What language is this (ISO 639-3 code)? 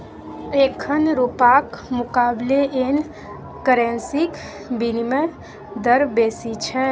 mai